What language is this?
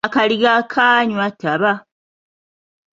Ganda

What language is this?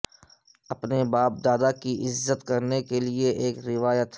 Urdu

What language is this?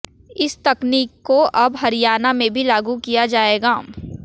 Hindi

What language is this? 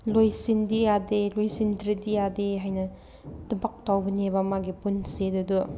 Manipuri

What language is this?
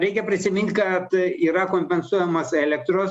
Lithuanian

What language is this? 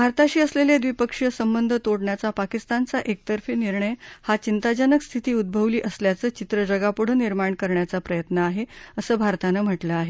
Marathi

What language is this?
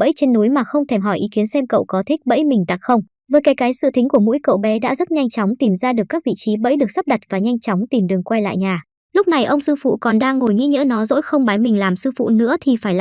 Vietnamese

